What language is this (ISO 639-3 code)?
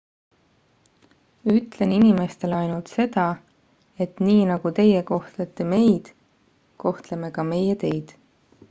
est